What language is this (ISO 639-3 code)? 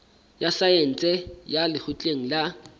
sot